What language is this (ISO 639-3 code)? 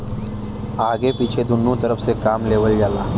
bho